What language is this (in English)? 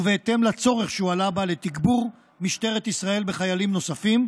Hebrew